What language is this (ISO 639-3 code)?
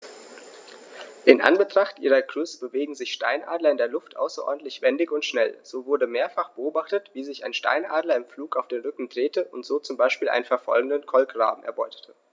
deu